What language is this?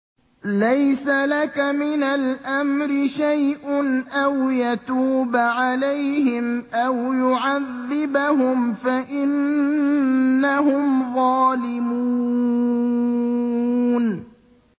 Arabic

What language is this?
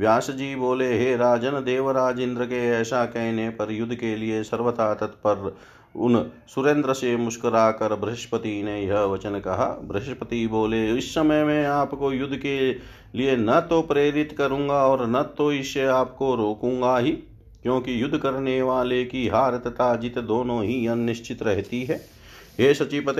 Hindi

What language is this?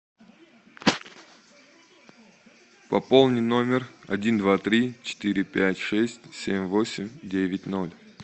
Russian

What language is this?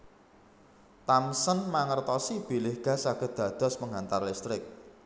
Javanese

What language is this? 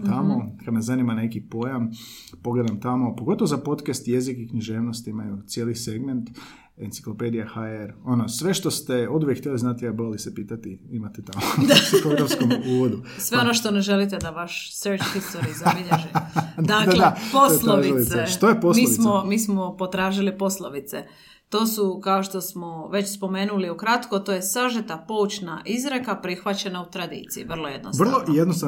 Croatian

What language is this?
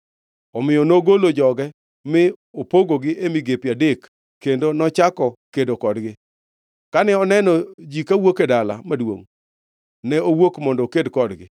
Luo (Kenya and Tanzania)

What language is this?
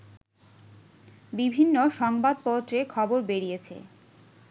Bangla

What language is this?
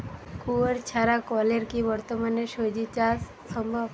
Bangla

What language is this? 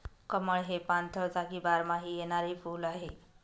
Marathi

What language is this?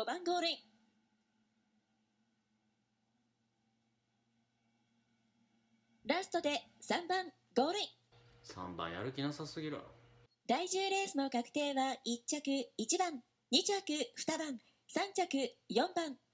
Japanese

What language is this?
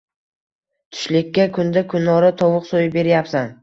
Uzbek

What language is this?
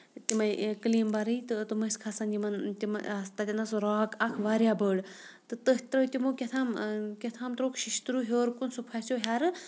Kashmiri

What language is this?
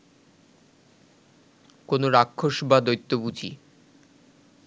Bangla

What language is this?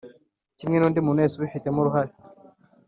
Kinyarwanda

